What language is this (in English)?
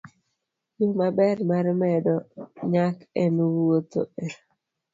Luo (Kenya and Tanzania)